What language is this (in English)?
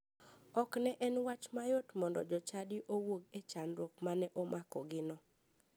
Luo (Kenya and Tanzania)